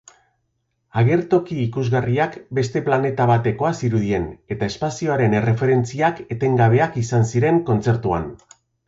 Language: Basque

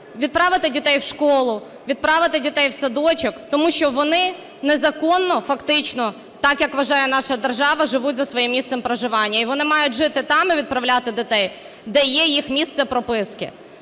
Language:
Ukrainian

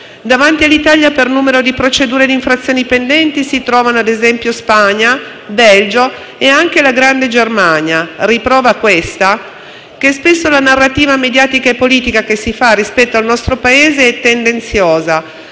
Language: Italian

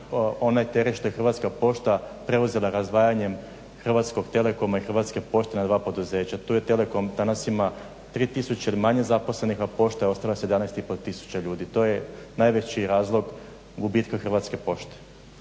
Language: Croatian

